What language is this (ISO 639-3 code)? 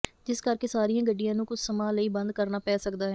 pan